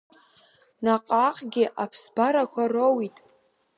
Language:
Abkhazian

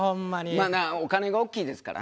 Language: Japanese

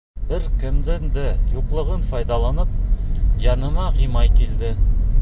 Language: Bashkir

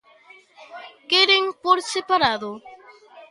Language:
Galician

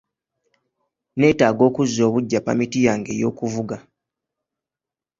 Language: Ganda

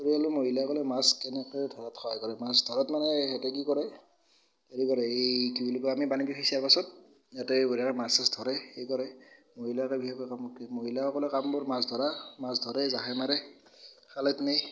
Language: Assamese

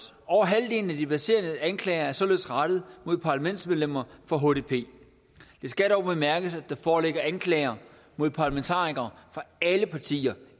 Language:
Danish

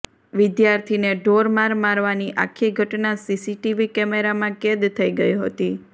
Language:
Gujarati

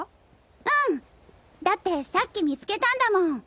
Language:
Japanese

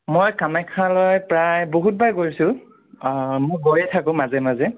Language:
Assamese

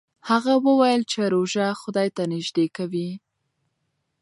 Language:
Pashto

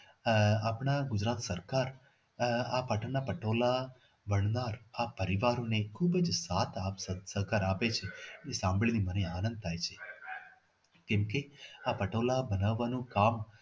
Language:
Gujarati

